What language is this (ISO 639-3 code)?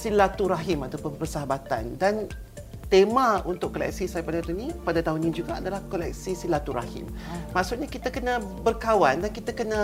msa